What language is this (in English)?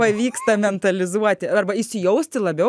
Lithuanian